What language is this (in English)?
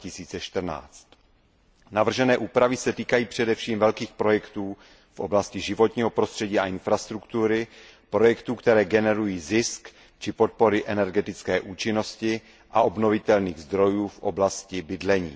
Czech